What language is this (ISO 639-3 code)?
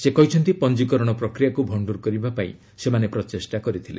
ori